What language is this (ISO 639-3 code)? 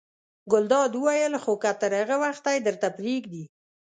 pus